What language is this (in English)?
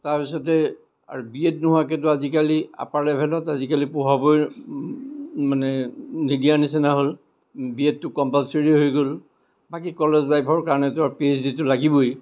Assamese